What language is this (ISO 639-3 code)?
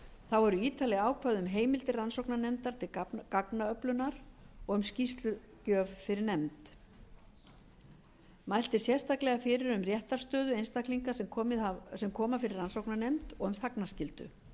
isl